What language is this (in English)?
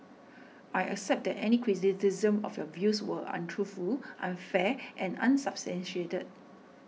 English